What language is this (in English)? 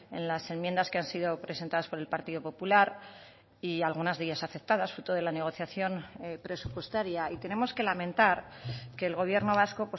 Spanish